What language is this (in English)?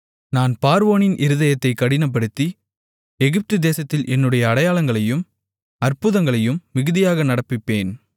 Tamil